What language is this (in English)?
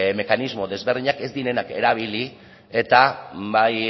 Basque